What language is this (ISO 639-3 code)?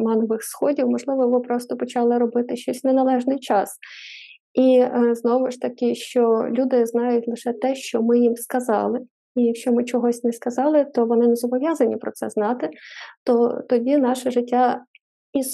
ukr